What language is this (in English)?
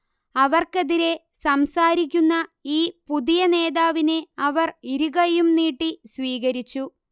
Malayalam